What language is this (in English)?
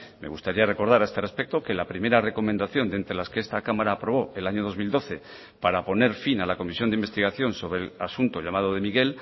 Spanish